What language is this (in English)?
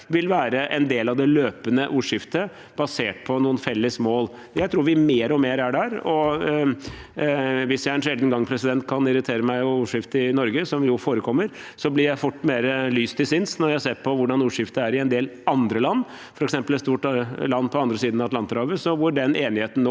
Norwegian